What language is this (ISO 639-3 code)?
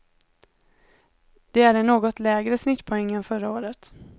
swe